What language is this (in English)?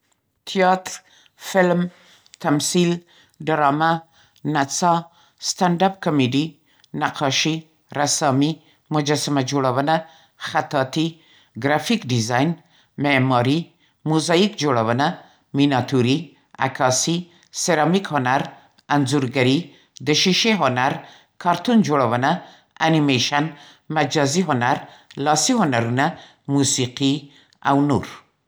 Central Pashto